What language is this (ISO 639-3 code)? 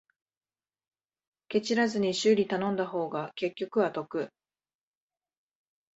jpn